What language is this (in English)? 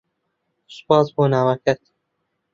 Central Kurdish